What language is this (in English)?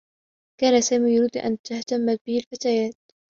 Arabic